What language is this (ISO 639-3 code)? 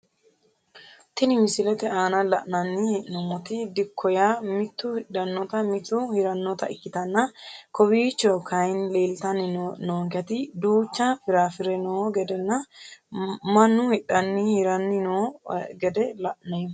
sid